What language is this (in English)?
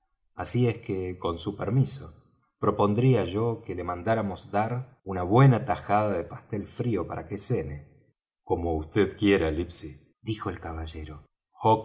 Spanish